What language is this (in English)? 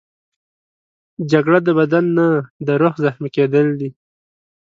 Pashto